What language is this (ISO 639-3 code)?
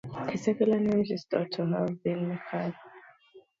eng